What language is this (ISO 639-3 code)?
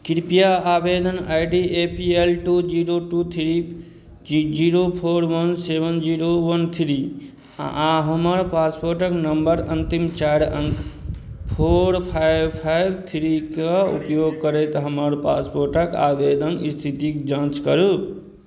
mai